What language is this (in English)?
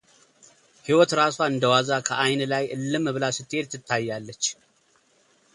Amharic